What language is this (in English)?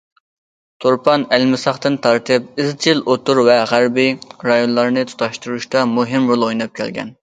Uyghur